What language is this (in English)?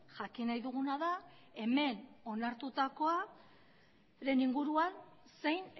Basque